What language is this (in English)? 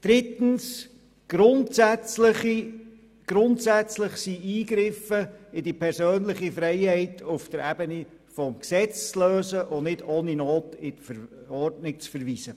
Swiss German